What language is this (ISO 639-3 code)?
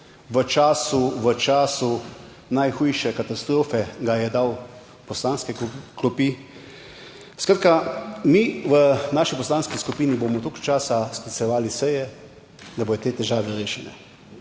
slv